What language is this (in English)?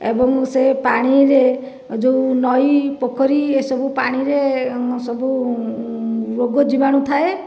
Odia